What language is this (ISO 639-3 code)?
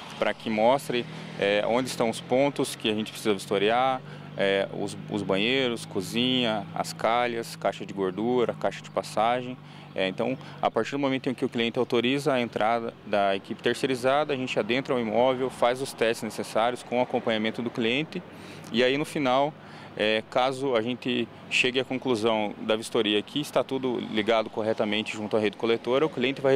por